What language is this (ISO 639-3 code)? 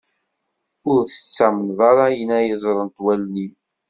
kab